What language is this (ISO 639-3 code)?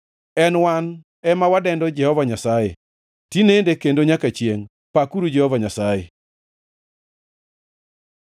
luo